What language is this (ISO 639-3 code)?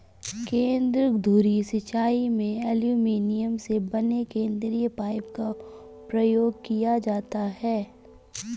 hin